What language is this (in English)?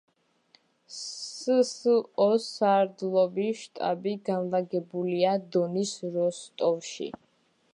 Georgian